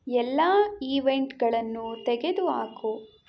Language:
Kannada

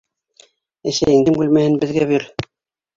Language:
Bashkir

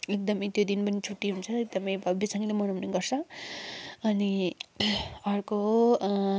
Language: Nepali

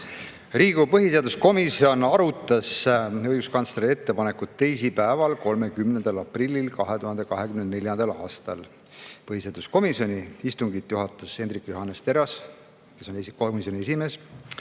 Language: Estonian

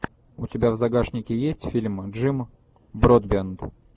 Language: Russian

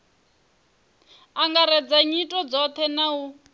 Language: Venda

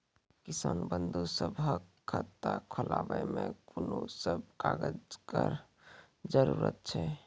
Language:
Maithili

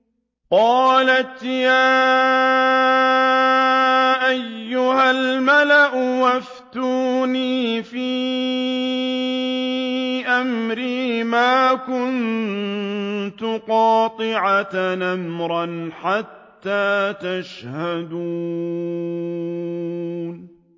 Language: Arabic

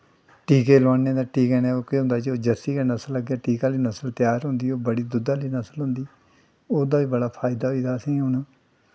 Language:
Dogri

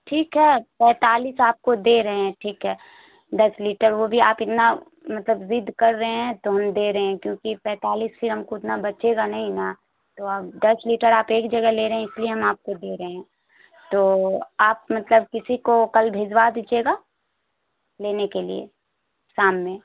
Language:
Urdu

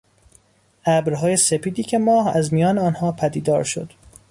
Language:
Persian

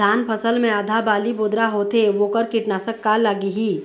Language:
Chhattisgarhi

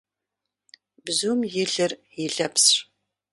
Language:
Kabardian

